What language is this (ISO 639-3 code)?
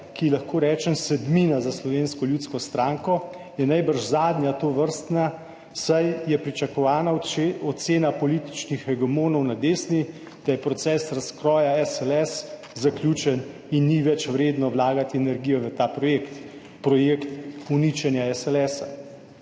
slv